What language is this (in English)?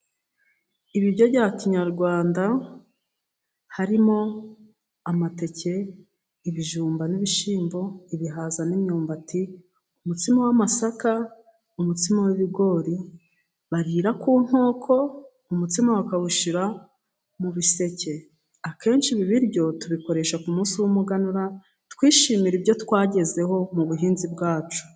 Kinyarwanda